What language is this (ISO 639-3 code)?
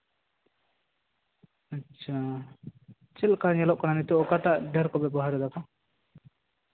sat